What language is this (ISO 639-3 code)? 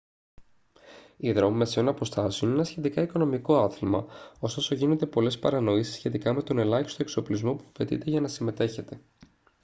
ell